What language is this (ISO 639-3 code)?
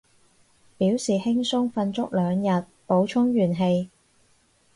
yue